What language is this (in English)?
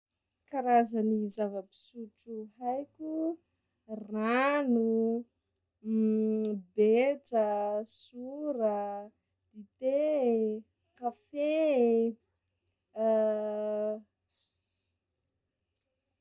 Sakalava Malagasy